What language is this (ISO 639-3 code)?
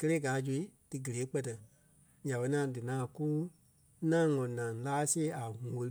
kpe